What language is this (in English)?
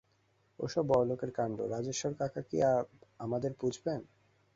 Bangla